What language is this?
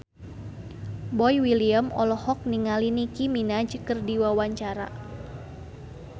Sundanese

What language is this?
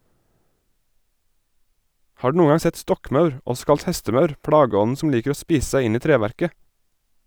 Norwegian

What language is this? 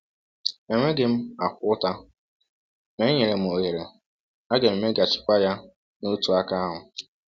Igbo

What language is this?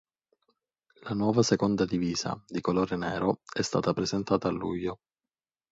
Italian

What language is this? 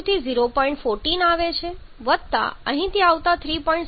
Gujarati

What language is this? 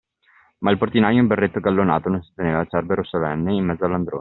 Italian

